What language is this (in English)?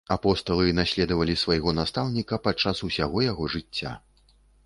Belarusian